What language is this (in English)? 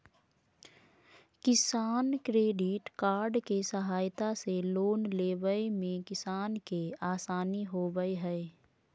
Magahi